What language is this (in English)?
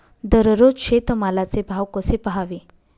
Marathi